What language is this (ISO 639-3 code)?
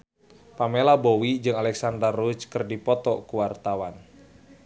sun